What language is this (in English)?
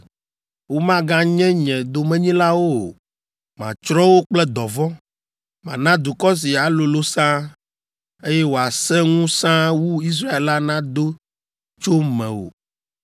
Ewe